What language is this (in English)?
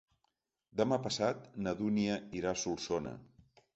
Catalan